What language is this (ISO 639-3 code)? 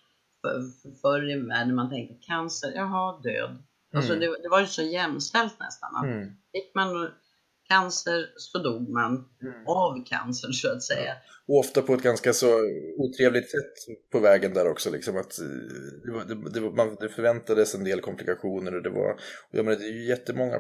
swe